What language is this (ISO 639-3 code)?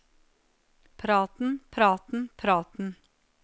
nor